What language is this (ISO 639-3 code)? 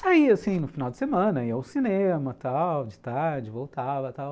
por